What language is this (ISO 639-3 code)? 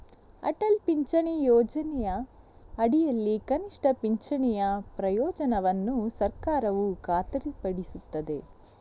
kan